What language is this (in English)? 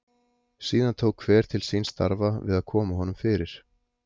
Icelandic